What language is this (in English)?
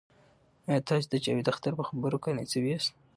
Pashto